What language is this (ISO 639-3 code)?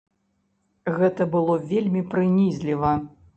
bel